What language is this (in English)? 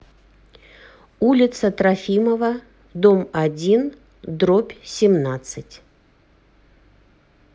Russian